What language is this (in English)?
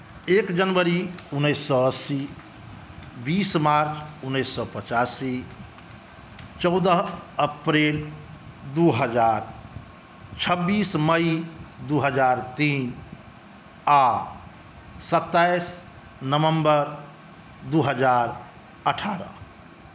Maithili